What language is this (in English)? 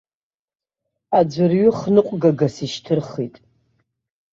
Abkhazian